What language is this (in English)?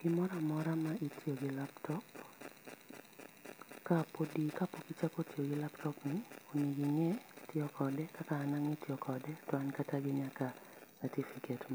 Luo (Kenya and Tanzania)